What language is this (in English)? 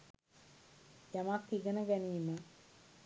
Sinhala